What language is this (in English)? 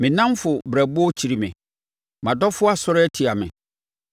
Akan